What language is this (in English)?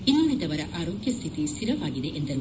Kannada